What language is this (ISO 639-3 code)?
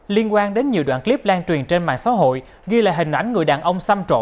vie